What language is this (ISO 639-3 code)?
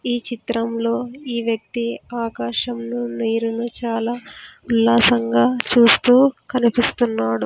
tel